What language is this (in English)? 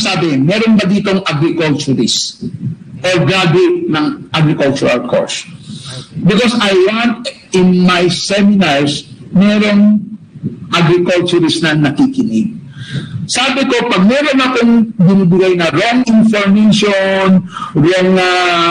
Filipino